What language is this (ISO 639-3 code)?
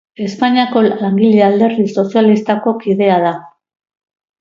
eus